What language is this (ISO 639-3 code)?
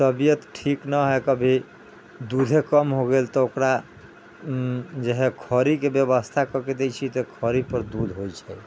mai